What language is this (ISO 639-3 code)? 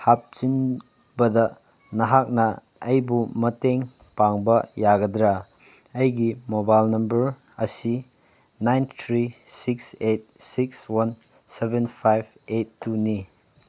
mni